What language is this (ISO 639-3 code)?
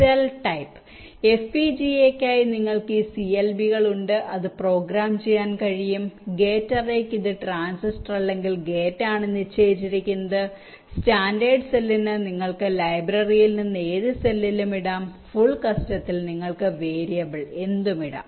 mal